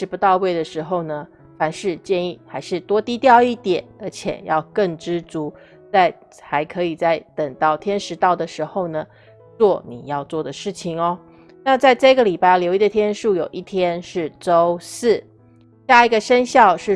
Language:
Chinese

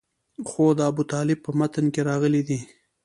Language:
Pashto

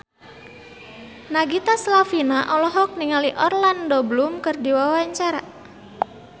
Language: Sundanese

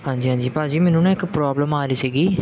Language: Punjabi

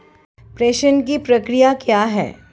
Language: Hindi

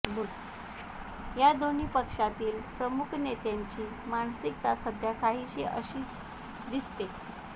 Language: Marathi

